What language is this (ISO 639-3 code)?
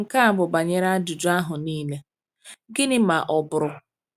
ibo